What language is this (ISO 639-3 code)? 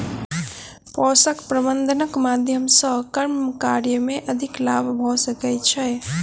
mai